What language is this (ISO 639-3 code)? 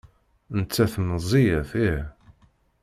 kab